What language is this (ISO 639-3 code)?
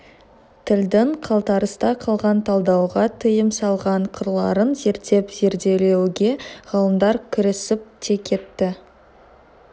kaz